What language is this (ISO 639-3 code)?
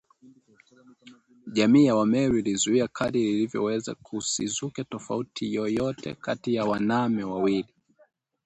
swa